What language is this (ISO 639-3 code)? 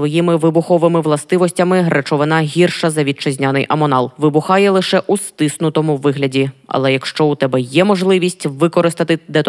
ukr